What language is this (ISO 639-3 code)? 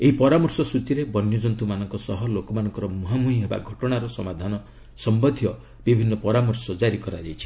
ori